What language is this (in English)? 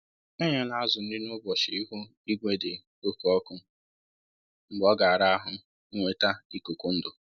Igbo